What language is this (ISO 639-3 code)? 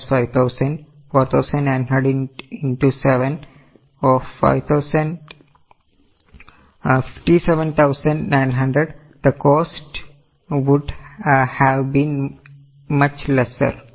mal